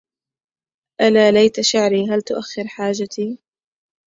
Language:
Arabic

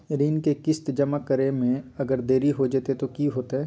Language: Magahi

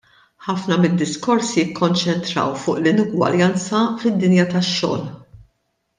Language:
Maltese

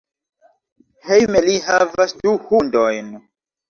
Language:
Esperanto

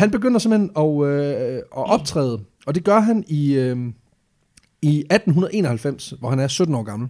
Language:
Danish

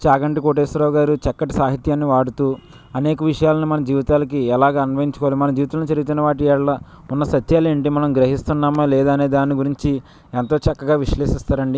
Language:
Telugu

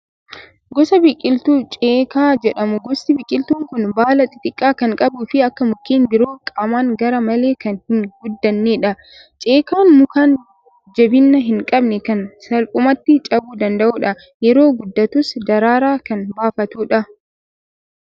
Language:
Oromo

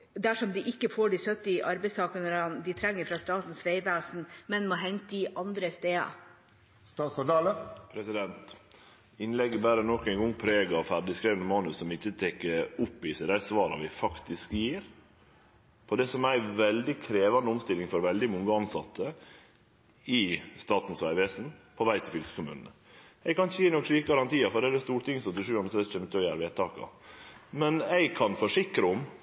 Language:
Norwegian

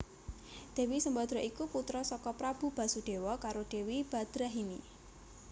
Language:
Javanese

